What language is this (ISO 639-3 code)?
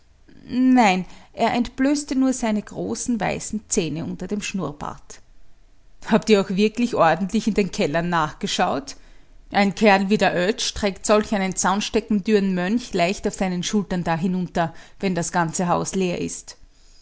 deu